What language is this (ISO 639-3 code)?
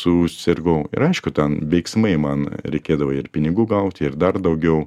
lit